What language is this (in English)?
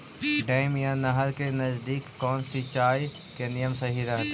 Magahi